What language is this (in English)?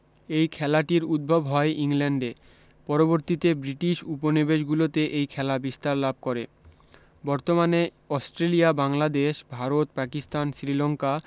Bangla